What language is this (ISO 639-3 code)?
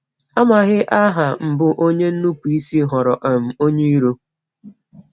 ibo